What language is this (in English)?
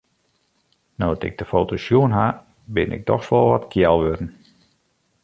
Western Frisian